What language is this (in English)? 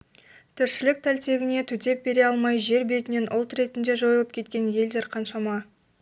Kazakh